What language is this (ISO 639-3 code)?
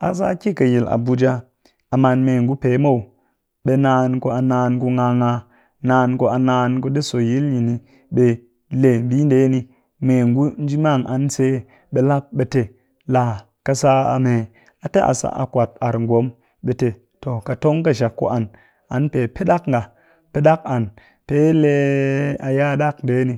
cky